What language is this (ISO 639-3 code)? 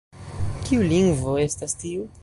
epo